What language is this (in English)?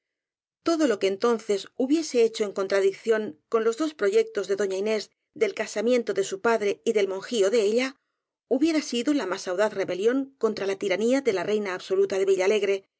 Spanish